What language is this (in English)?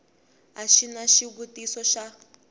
Tsonga